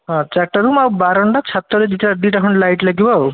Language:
Odia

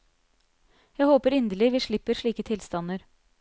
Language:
Norwegian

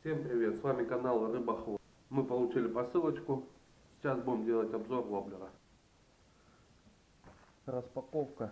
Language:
Russian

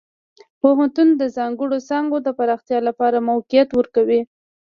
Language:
Pashto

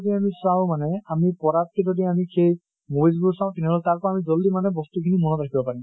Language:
Assamese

